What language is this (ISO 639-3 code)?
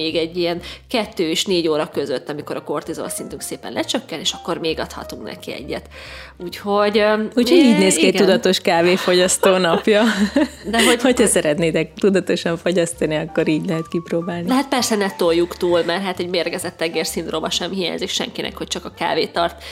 hun